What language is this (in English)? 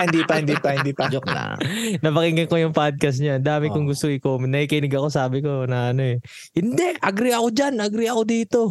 Filipino